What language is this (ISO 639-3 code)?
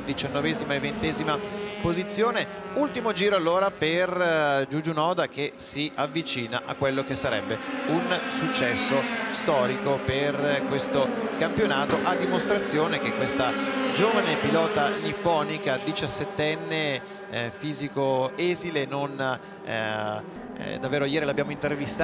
ita